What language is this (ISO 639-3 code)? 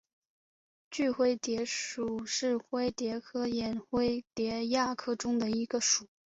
zho